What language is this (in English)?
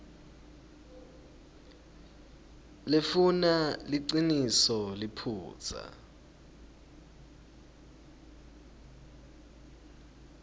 Swati